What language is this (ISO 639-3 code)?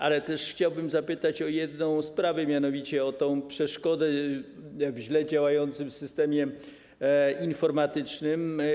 pol